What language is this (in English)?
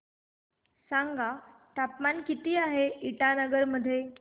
Marathi